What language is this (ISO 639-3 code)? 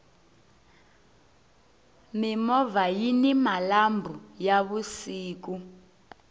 tso